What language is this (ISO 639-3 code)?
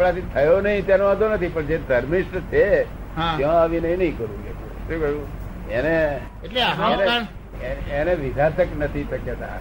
guj